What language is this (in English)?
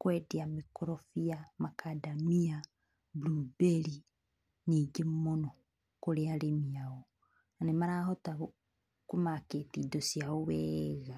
Kikuyu